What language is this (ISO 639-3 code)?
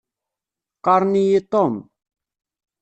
kab